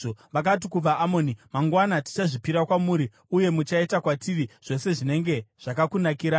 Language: Shona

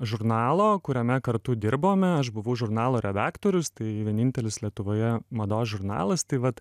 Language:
Lithuanian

